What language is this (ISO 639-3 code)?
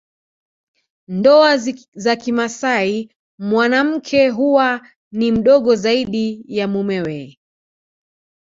swa